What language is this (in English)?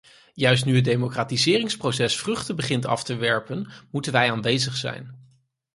Dutch